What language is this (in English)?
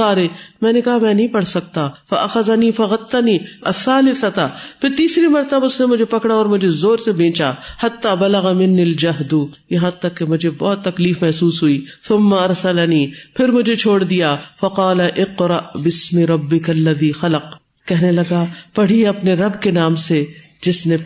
Urdu